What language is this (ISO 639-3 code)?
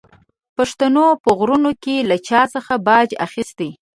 pus